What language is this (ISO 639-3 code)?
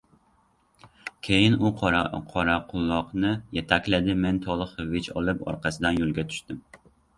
uzb